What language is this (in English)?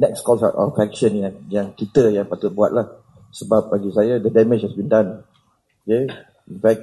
Malay